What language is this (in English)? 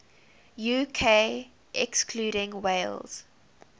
English